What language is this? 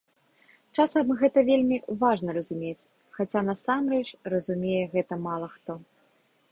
Belarusian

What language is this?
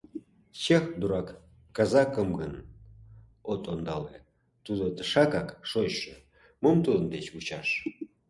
Mari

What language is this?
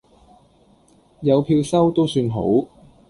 Cantonese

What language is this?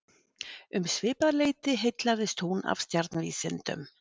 Icelandic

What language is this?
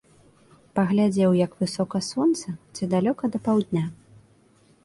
Belarusian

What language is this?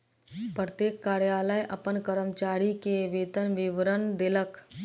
Maithili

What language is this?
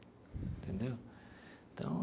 Portuguese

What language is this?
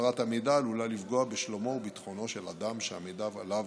Hebrew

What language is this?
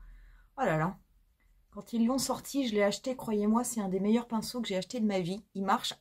French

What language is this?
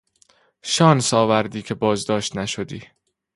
Persian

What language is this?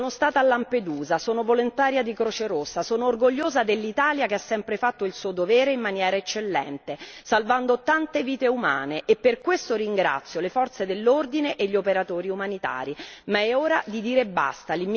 Italian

